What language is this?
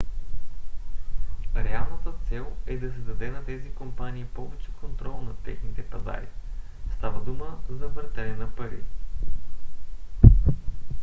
Bulgarian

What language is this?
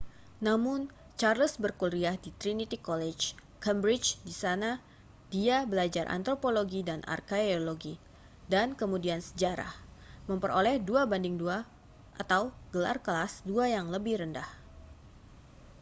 Indonesian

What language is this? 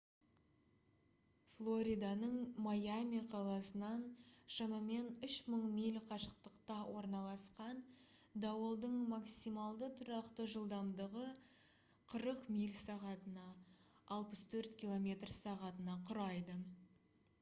Kazakh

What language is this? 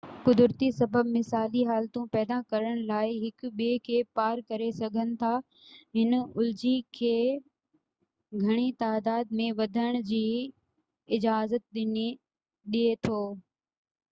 Sindhi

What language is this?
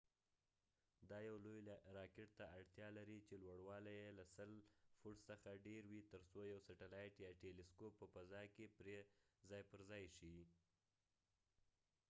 Pashto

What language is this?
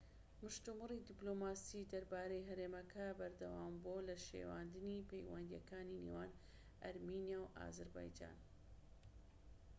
Central Kurdish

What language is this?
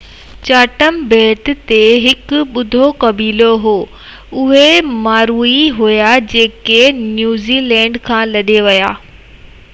Sindhi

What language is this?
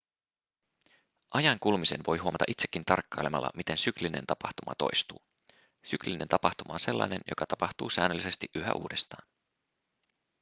Finnish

